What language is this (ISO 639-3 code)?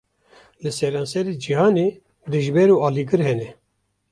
kur